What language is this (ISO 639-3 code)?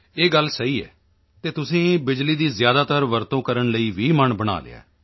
pan